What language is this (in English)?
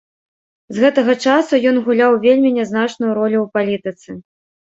Belarusian